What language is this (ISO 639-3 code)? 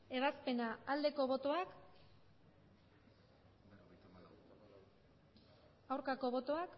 eus